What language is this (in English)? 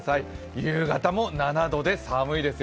Japanese